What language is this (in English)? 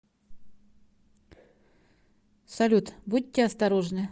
Russian